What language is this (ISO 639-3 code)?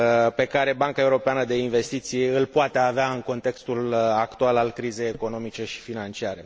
ron